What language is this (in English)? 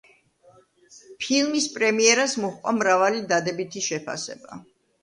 Georgian